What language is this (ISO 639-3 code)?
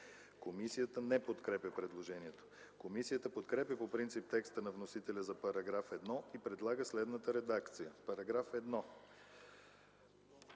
bul